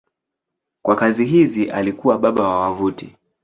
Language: Swahili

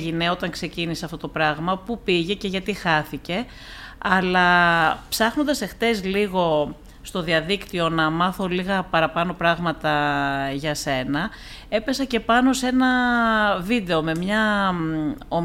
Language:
Greek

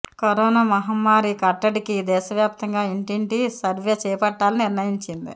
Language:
Telugu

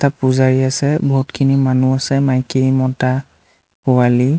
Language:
Assamese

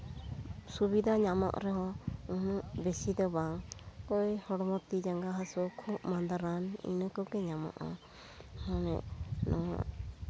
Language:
Santali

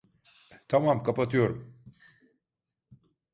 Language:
Turkish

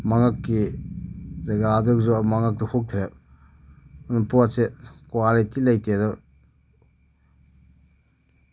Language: Manipuri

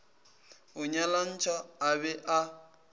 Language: Northern Sotho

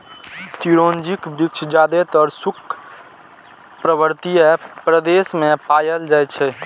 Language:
Maithili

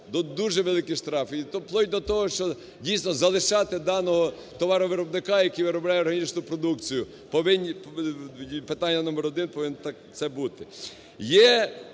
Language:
Ukrainian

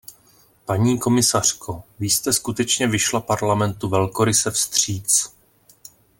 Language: Czech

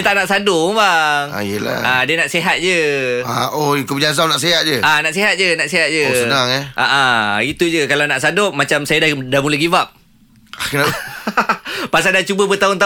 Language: Malay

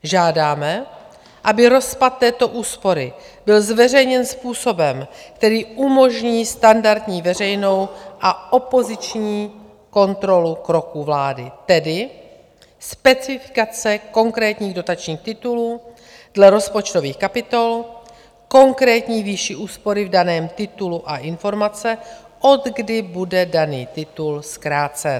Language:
Czech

